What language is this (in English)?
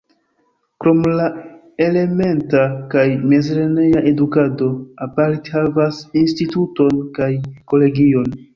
Esperanto